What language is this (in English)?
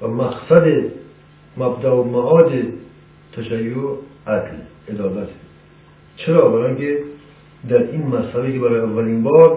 Persian